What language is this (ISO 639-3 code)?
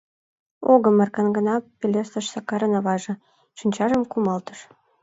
chm